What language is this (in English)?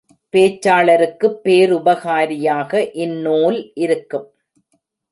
Tamil